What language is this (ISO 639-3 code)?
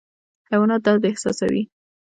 pus